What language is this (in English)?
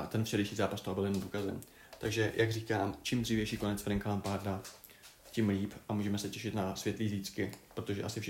Czech